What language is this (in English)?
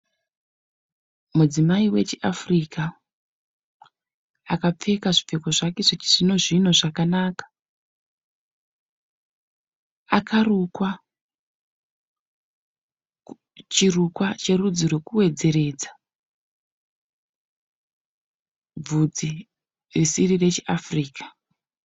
Shona